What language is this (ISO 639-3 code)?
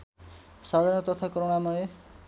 nep